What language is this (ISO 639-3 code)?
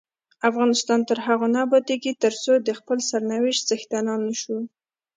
pus